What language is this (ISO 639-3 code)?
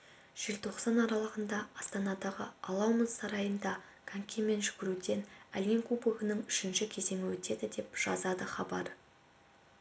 kaz